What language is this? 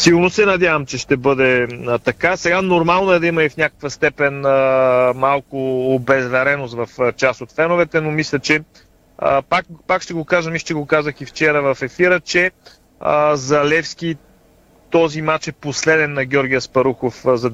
Bulgarian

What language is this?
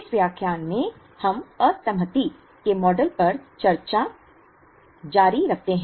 Hindi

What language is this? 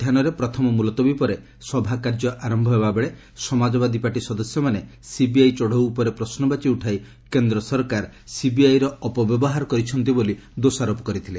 Odia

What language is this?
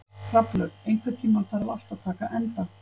Icelandic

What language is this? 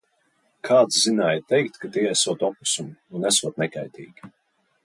Latvian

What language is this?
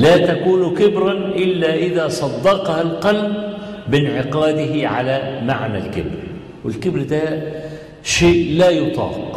Arabic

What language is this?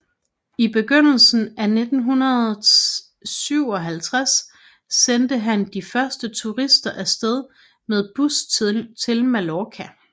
Danish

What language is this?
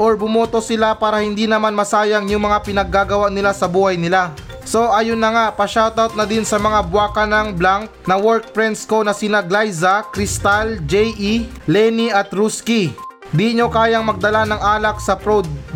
Filipino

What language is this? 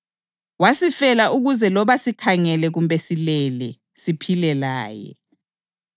North Ndebele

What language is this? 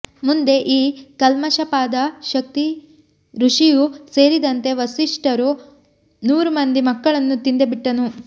Kannada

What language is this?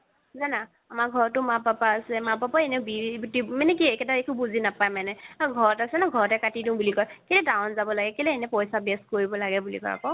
Assamese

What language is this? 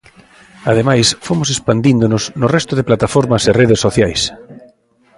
Galician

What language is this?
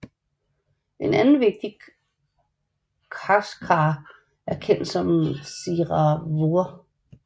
Danish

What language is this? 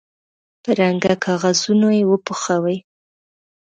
Pashto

